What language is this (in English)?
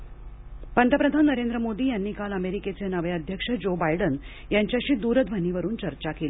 Marathi